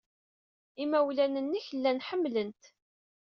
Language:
Kabyle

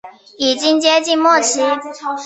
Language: Chinese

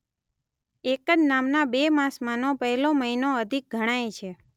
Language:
Gujarati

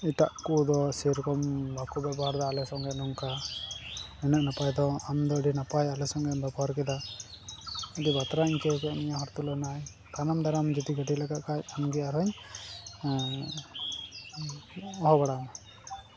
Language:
Santali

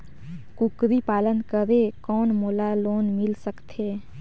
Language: Chhattisgarhi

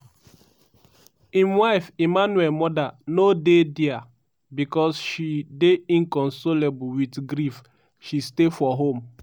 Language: Nigerian Pidgin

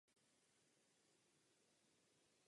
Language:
Czech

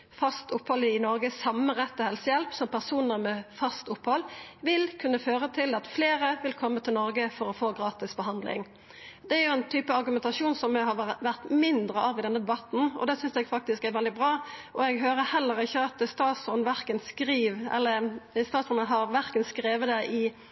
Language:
Norwegian Nynorsk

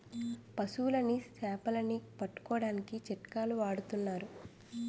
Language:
Telugu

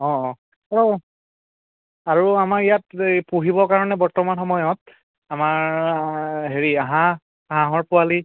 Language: Assamese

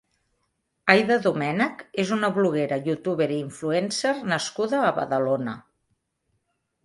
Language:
Catalan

